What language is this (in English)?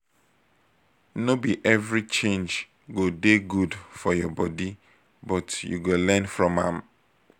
Nigerian Pidgin